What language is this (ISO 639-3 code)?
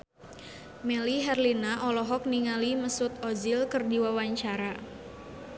sun